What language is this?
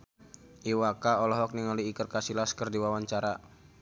Sundanese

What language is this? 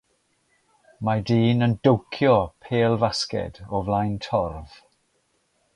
Welsh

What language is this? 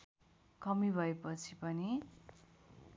Nepali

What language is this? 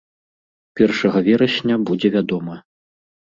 Belarusian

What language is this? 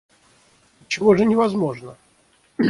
Russian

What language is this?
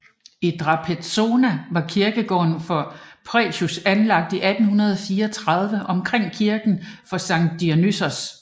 Danish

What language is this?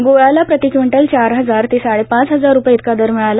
Marathi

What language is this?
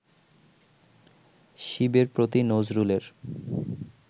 Bangla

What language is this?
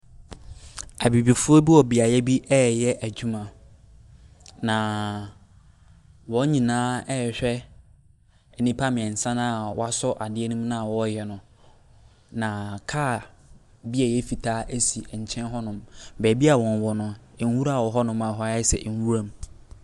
Akan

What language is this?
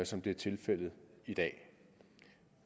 Danish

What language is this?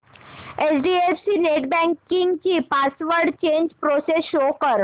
Marathi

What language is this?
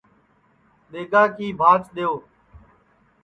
Sansi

